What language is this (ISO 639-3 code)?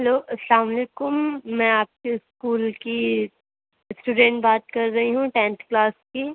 urd